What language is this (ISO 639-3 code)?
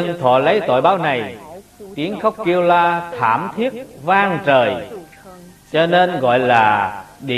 vie